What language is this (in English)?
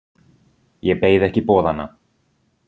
Icelandic